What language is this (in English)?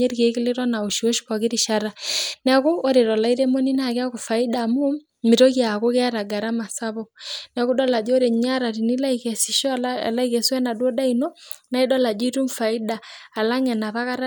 Masai